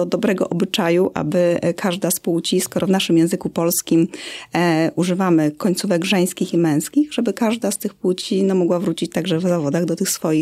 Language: Polish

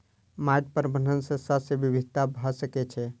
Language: Maithili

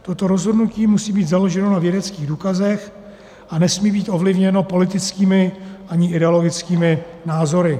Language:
Czech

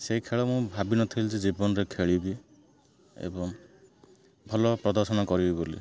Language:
Odia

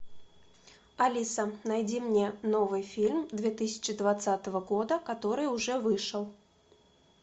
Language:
Russian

